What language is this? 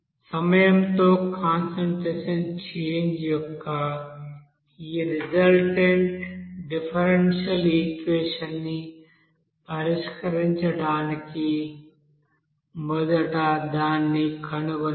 Telugu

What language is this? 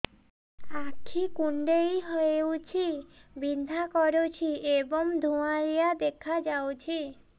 Odia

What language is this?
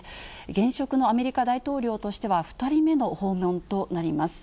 Japanese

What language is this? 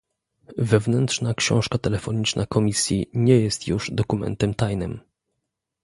Polish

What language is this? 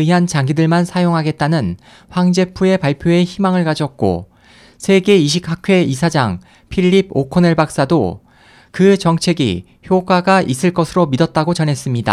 Korean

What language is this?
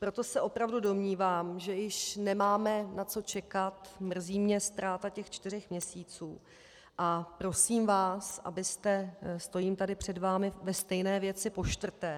Czech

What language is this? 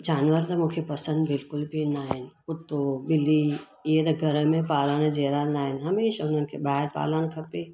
Sindhi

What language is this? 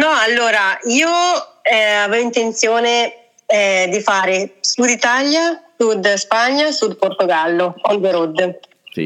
Italian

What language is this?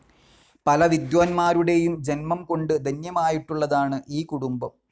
Malayalam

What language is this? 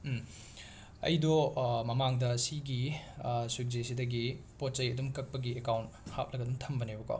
Manipuri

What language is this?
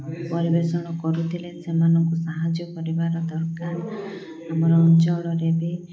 Odia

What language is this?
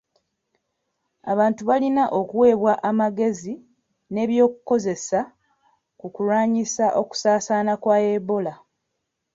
Ganda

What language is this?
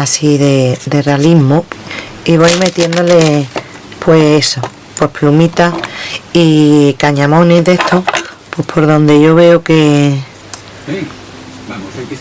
Spanish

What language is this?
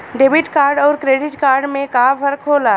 Bhojpuri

